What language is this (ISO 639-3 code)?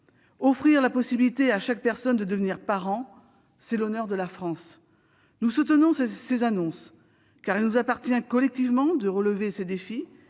fra